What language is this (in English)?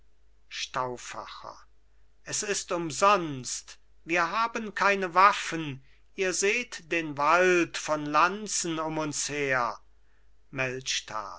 German